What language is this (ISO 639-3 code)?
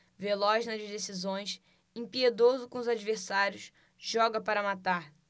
por